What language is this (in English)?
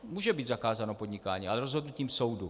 Czech